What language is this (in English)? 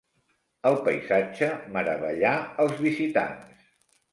Catalan